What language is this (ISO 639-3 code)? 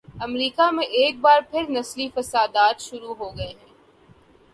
urd